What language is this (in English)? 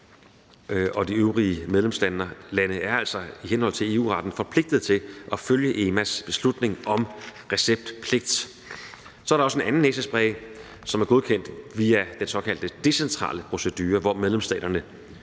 Danish